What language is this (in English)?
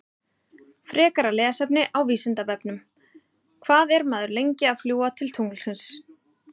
Icelandic